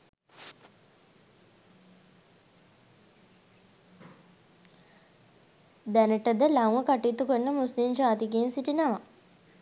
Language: Sinhala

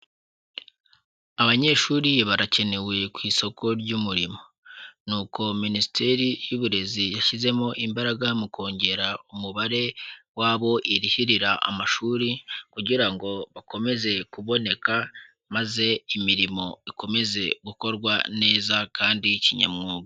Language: Kinyarwanda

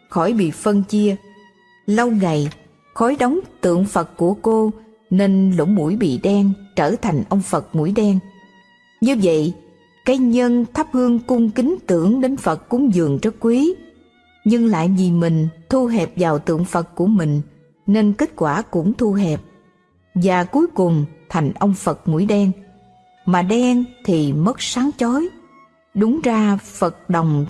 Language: Vietnamese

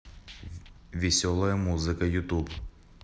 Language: Russian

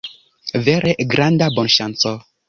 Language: Esperanto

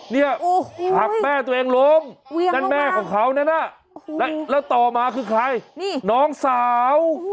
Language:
Thai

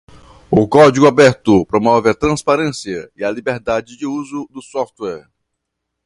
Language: Portuguese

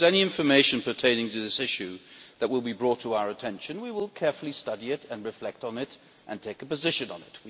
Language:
English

